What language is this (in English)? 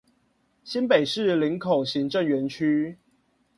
Chinese